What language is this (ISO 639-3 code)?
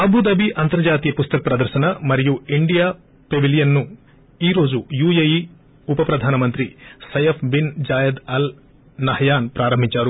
tel